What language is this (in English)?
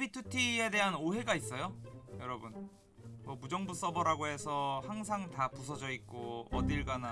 Korean